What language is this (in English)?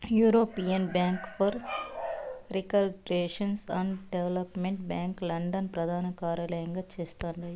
Telugu